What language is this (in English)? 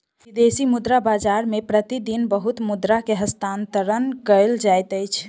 Maithili